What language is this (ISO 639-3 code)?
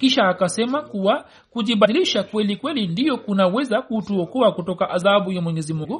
swa